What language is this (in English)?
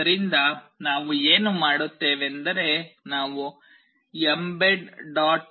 Kannada